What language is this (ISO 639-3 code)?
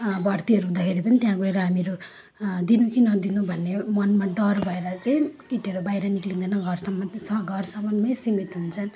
nep